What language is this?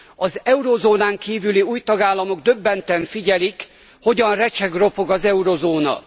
Hungarian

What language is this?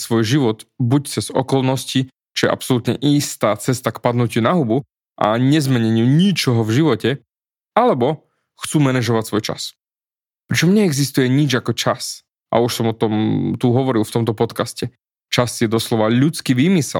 Slovak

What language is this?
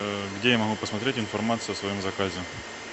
Russian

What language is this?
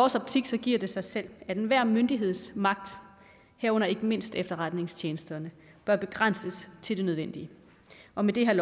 Danish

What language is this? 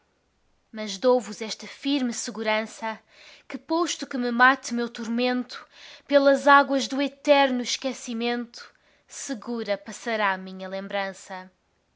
Portuguese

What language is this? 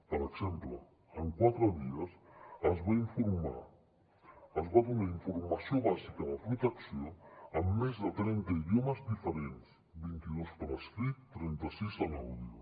Catalan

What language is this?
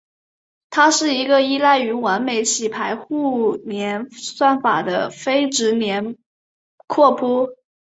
Chinese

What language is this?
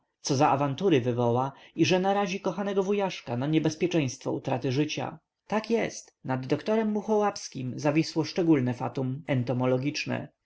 Polish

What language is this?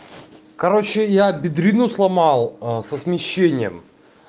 Russian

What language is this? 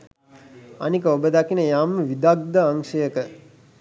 Sinhala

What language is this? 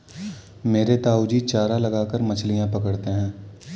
Hindi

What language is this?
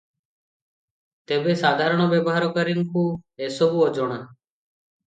Odia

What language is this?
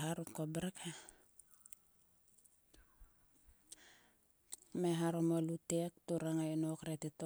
Sulka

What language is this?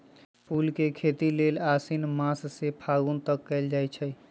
Magahi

